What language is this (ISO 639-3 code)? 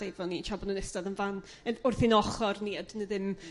cym